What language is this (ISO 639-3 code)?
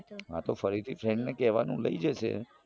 guj